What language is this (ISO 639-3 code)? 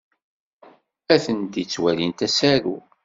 kab